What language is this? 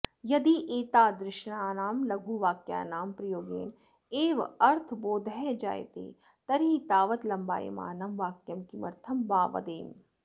Sanskrit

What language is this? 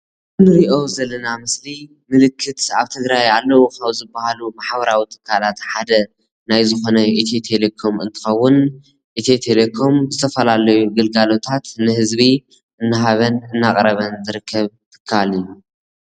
Tigrinya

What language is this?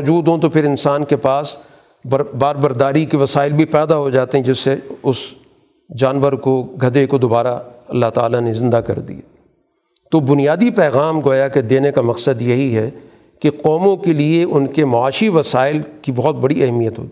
Urdu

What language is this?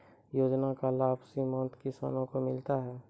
Maithili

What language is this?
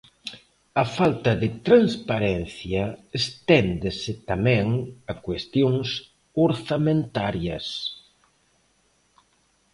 Galician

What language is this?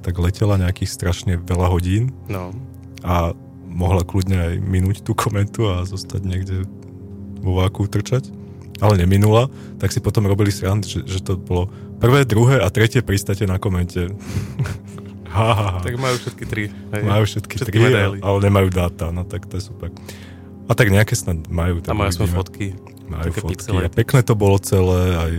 Slovak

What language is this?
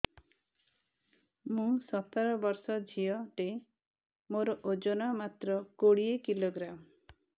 Odia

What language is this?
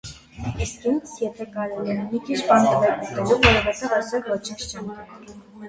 Armenian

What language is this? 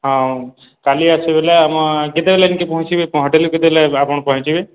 Odia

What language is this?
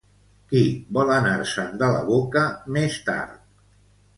Catalan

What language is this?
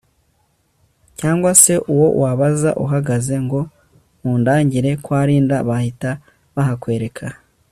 Kinyarwanda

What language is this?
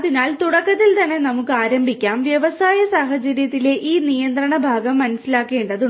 Malayalam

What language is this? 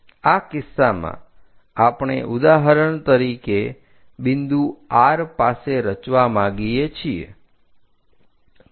Gujarati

